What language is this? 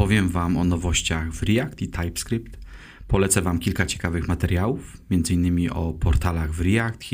Polish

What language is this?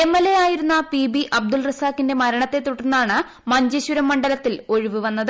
Malayalam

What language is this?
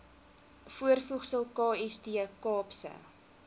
Afrikaans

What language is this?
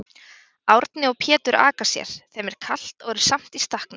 Icelandic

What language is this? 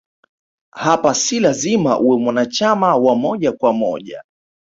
Swahili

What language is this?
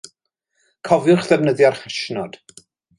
Welsh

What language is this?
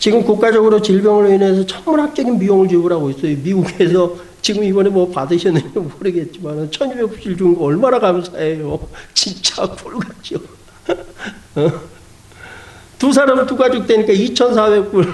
Korean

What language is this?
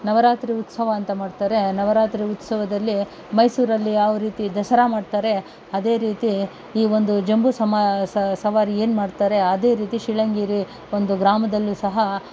Kannada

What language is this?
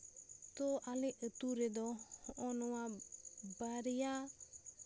Santali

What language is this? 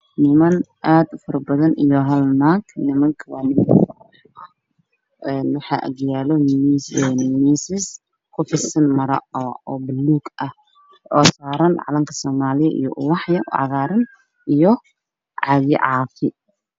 Somali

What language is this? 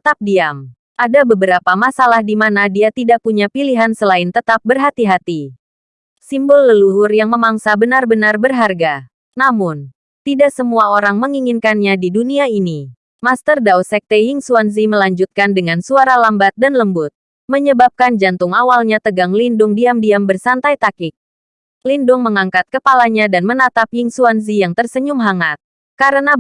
Indonesian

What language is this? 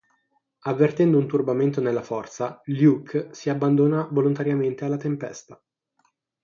Italian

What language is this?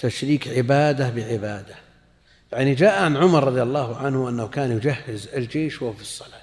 Arabic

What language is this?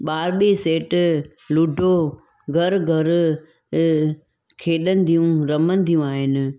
Sindhi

